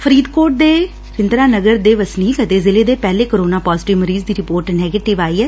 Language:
Punjabi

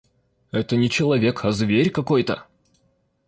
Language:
Russian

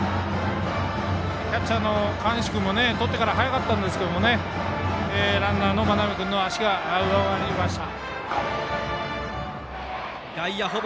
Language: Japanese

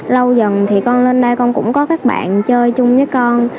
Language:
Vietnamese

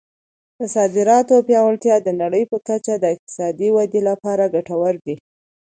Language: Pashto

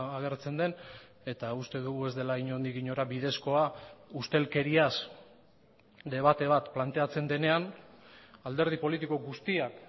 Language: Basque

